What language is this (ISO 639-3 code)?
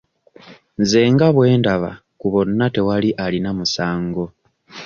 lug